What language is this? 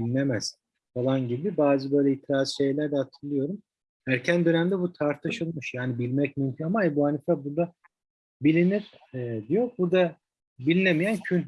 Turkish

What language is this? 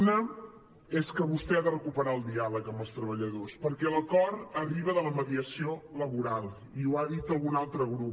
Catalan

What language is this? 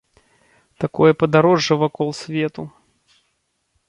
Belarusian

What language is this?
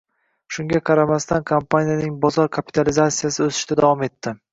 Uzbek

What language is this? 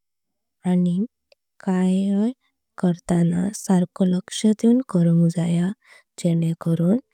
Konkani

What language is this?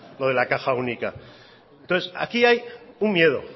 Spanish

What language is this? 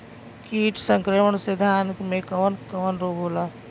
Bhojpuri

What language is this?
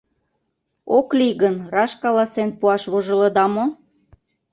Mari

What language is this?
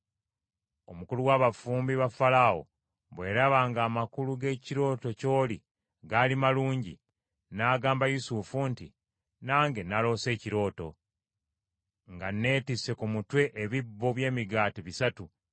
Ganda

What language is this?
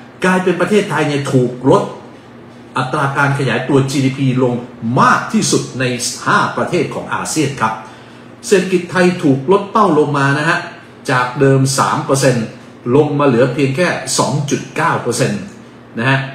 Thai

